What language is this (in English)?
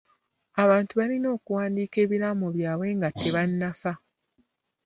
Ganda